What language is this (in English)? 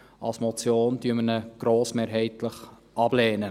Swiss German